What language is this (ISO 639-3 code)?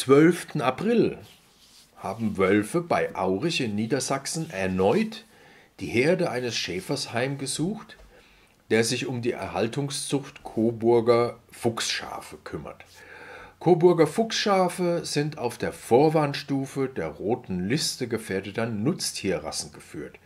deu